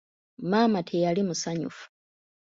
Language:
Ganda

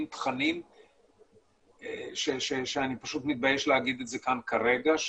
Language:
Hebrew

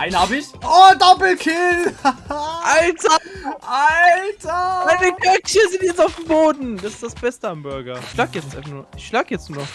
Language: German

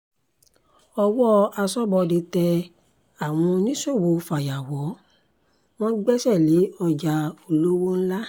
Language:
Yoruba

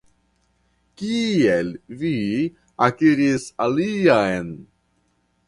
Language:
Esperanto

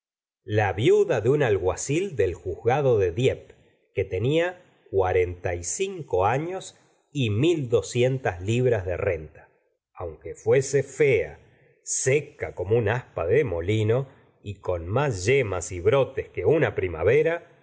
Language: Spanish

